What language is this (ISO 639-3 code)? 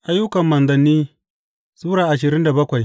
hau